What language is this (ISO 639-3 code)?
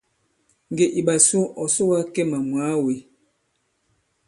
abb